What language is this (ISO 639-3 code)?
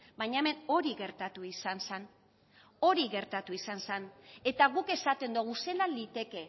eus